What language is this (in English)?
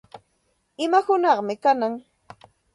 Santa Ana de Tusi Pasco Quechua